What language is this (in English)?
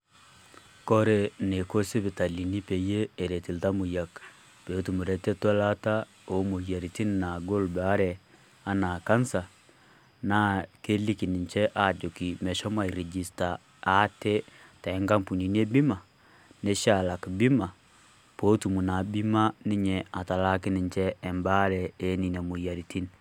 Masai